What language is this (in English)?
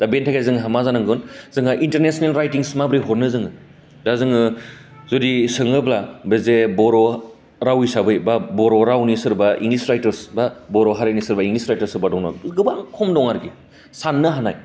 Bodo